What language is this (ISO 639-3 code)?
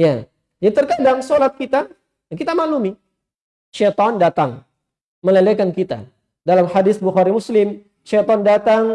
ind